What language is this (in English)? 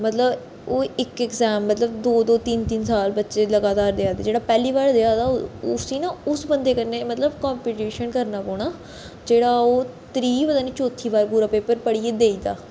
Dogri